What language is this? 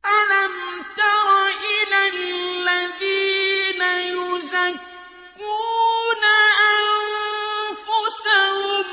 Arabic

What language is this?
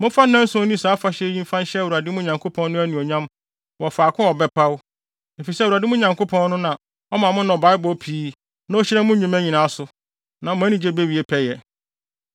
Akan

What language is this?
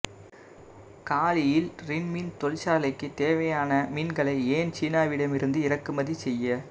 Tamil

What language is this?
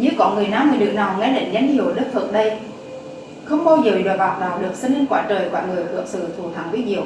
Vietnamese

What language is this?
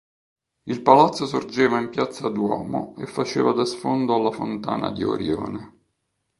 Italian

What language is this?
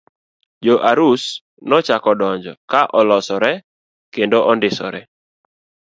Luo (Kenya and Tanzania)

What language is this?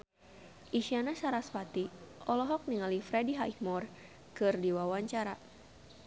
Sundanese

